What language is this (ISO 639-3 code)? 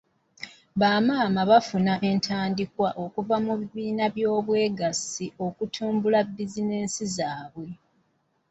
lug